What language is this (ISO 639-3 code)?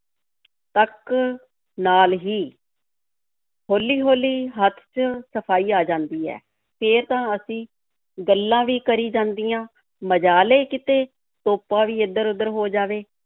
pan